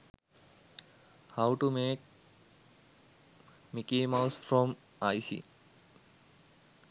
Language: Sinhala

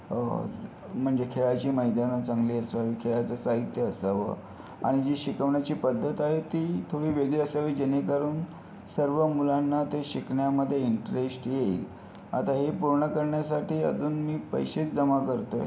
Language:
Marathi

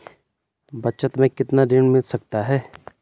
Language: Hindi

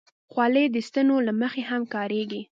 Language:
Pashto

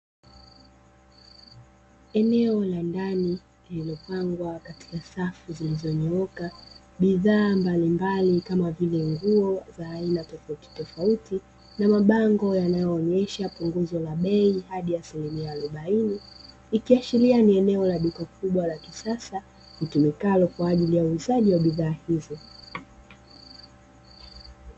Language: Swahili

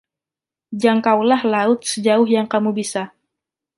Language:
Indonesian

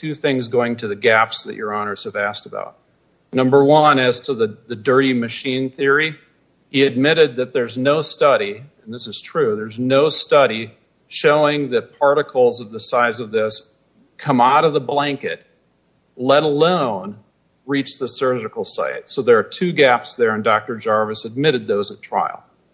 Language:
English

